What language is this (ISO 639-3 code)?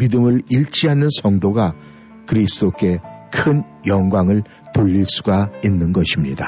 kor